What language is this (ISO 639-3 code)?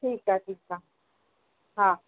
snd